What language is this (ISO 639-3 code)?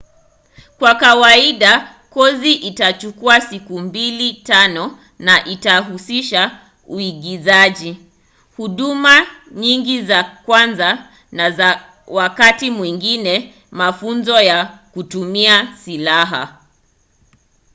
swa